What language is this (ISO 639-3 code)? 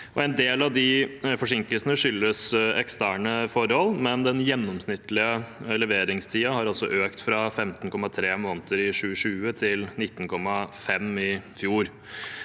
nor